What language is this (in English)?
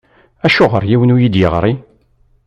Kabyle